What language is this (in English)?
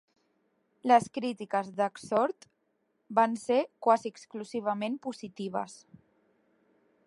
Catalan